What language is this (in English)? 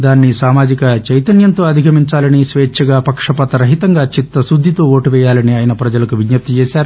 Telugu